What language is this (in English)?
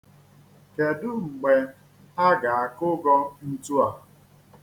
Igbo